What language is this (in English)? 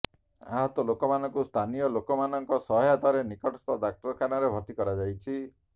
Odia